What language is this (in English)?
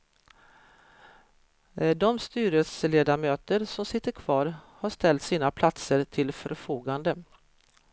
Swedish